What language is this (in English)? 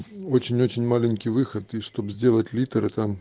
Russian